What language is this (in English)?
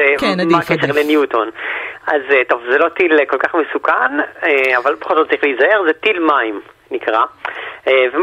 Hebrew